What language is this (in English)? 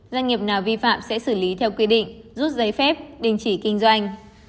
Vietnamese